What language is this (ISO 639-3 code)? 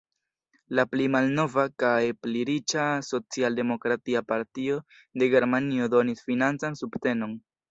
epo